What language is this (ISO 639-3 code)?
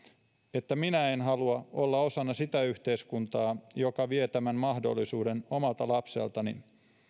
fin